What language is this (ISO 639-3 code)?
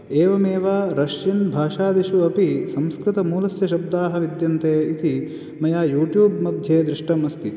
san